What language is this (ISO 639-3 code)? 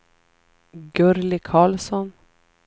swe